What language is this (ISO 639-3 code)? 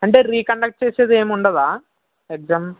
tel